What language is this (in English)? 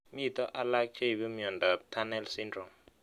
Kalenjin